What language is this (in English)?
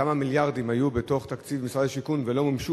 Hebrew